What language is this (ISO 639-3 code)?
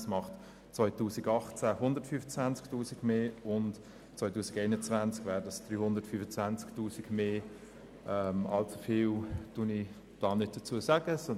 gsw